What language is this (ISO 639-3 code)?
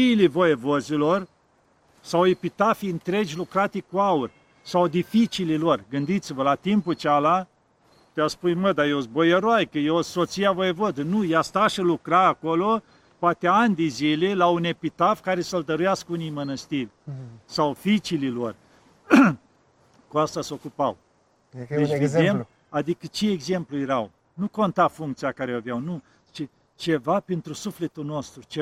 ron